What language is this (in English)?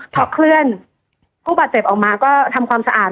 Thai